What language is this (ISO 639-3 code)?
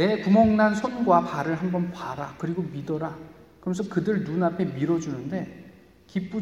kor